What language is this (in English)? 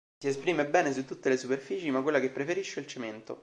Italian